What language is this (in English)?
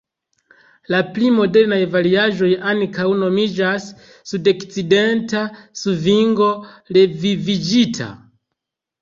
Esperanto